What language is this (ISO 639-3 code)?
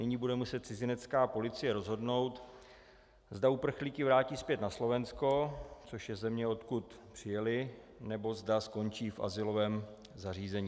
ces